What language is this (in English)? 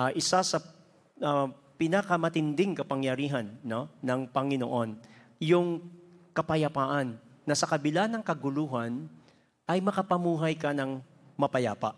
Filipino